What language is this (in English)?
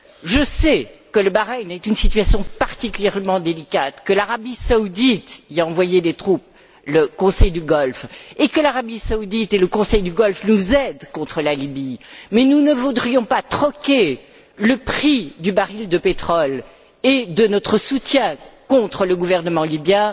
French